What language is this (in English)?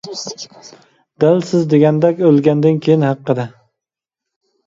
Uyghur